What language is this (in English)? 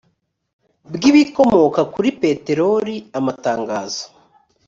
Kinyarwanda